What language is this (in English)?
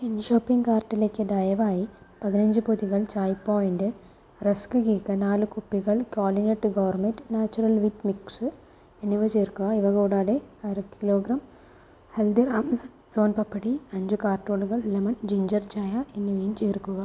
Malayalam